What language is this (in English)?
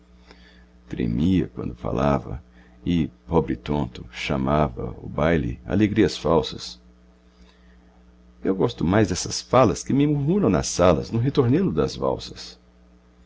Portuguese